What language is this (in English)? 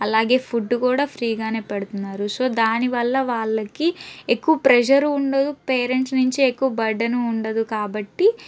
Telugu